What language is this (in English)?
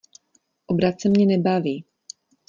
Czech